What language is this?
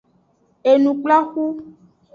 Aja (Benin)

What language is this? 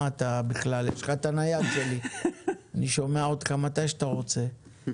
Hebrew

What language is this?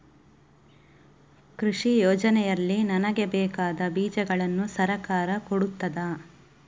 Kannada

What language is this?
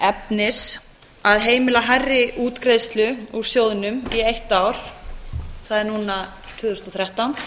Icelandic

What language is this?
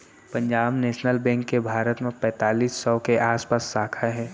Chhattisgarhi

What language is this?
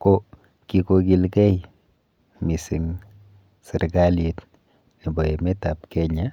Kalenjin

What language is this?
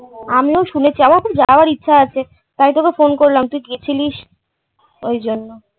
Bangla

